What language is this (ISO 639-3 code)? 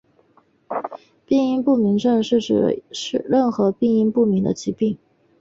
zho